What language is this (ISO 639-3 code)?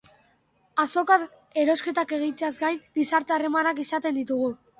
eus